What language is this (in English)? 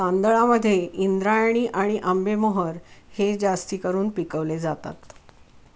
Marathi